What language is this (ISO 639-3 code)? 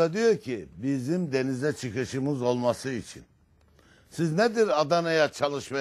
tur